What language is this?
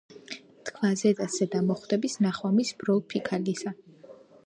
Georgian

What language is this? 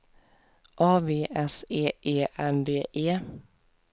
Swedish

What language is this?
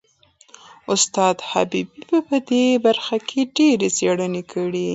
Pashto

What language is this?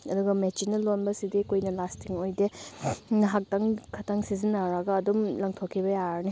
Manipuri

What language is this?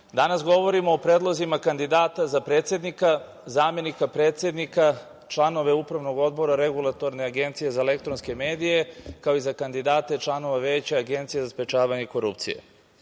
Serbian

